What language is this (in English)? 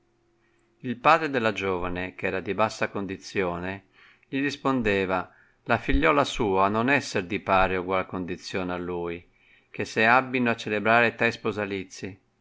Italian